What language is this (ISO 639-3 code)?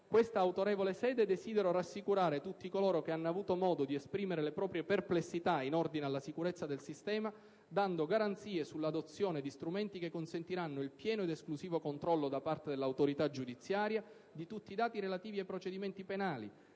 ita